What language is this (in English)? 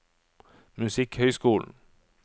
Norwegian